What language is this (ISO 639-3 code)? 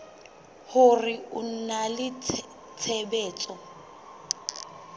sot